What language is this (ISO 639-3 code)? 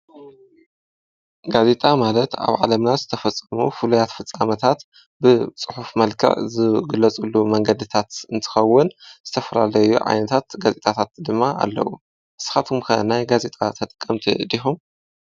tir